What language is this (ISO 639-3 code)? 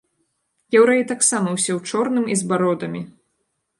bel